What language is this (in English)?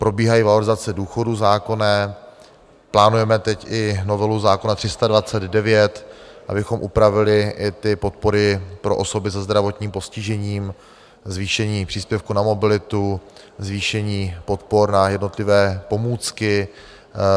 Czech